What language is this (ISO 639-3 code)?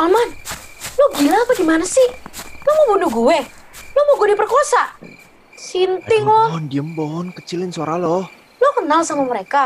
ind